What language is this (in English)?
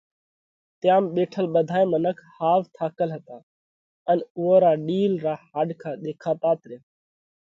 Parkari Koli